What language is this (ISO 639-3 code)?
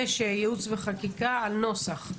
heb